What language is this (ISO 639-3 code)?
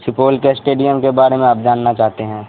urd